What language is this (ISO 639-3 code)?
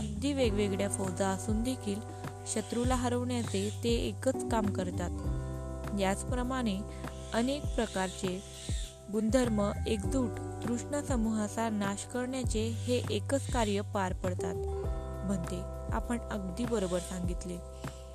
mar